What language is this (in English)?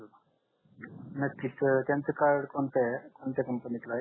Marathi